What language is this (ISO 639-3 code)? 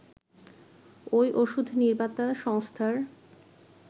ben